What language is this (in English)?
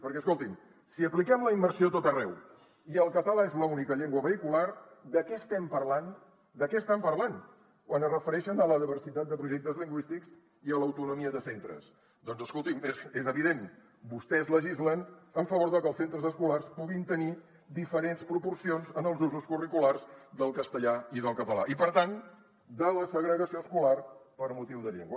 Catalan